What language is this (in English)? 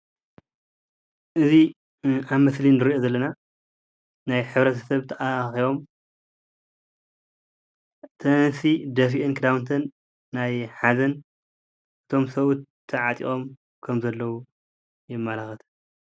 Tigrinya